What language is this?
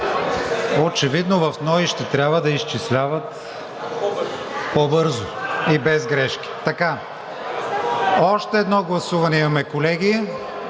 Bulgarian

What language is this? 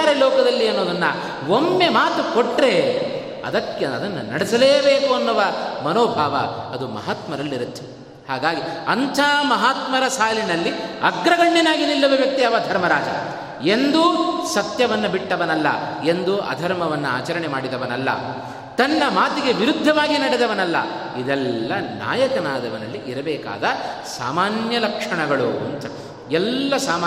Kannada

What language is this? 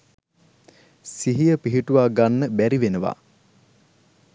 Sinhala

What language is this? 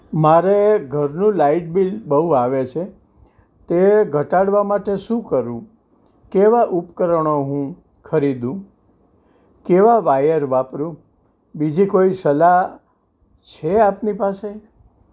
Gujarati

